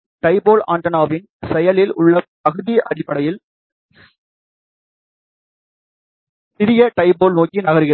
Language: Tamil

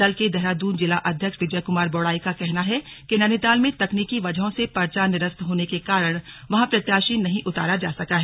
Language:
Hindi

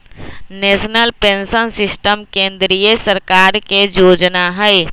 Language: Magahi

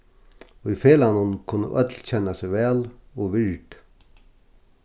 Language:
Faroese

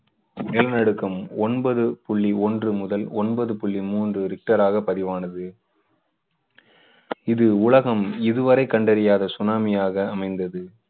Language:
Tamil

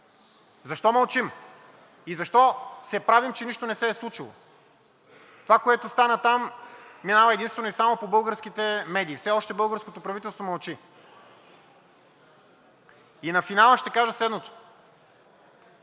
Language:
Bulgarian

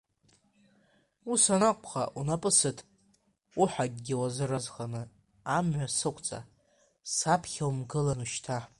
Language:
Abkhazian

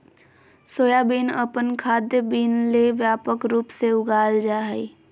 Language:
Magahi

